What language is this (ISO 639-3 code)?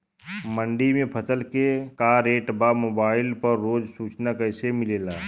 bho